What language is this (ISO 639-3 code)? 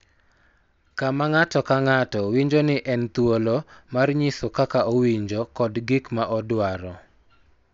luo